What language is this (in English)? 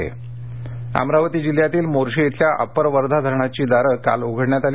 Marathi